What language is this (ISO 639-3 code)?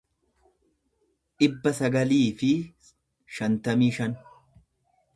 orm